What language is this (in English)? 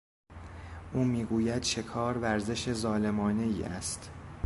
Persian